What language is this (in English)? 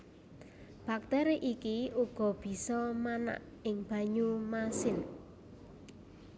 Javanese